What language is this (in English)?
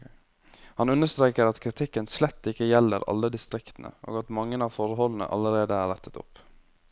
Norwegian